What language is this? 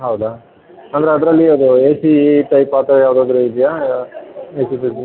Kannada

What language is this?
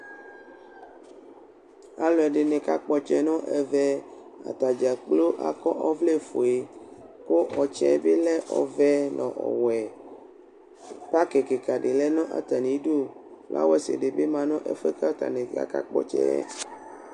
Ikposo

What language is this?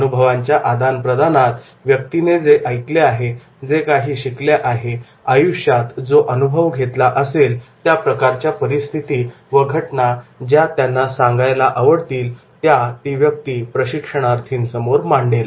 Marathi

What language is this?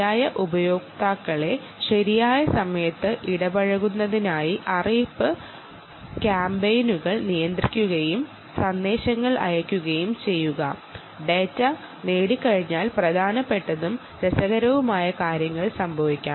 Malayalam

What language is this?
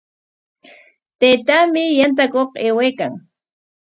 Corongo Ancash Quechua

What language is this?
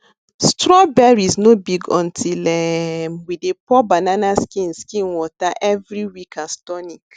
Nigerian Pidgin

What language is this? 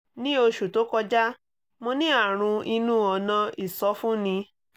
Yoruba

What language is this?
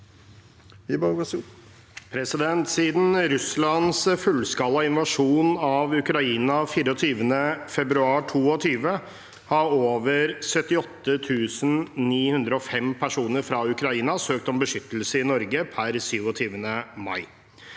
Norwegian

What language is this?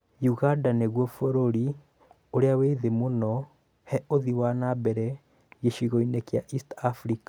Kikuyu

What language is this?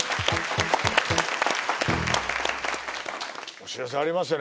Japanese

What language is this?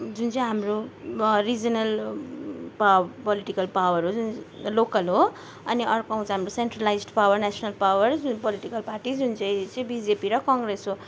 Nepali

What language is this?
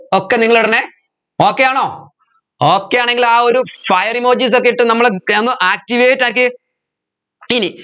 Malayalam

